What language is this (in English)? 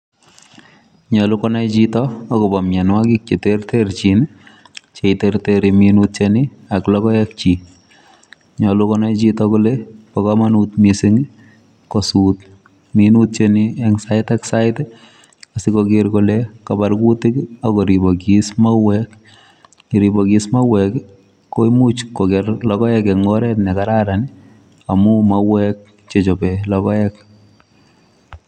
Kalenjin